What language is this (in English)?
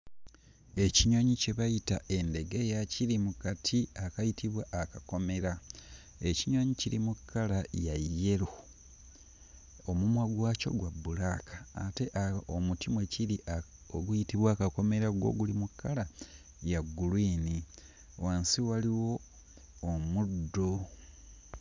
Ganda